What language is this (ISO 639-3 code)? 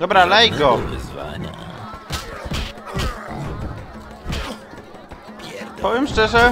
pol